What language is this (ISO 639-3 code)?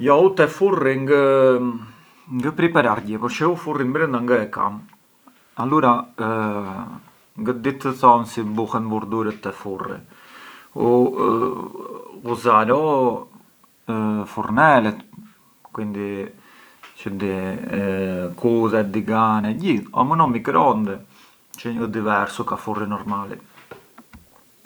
aae